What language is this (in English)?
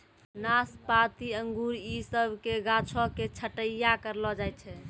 Maithili